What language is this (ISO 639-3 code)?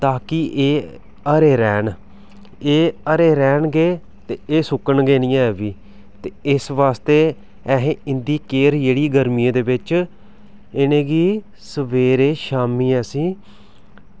doi